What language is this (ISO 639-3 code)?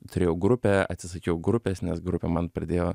lit